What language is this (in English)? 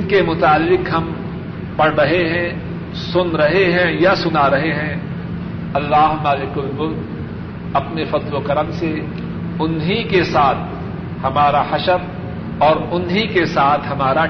Urdu